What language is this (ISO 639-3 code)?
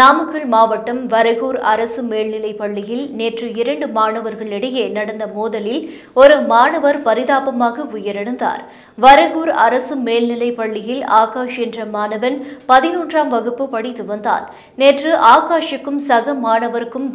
kor